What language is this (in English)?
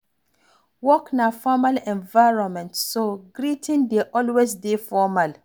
Nigerian Pidgin